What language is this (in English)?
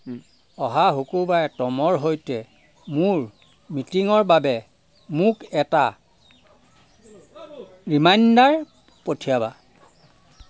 Assamese